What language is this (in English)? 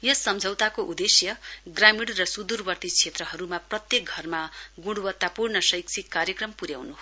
Nepali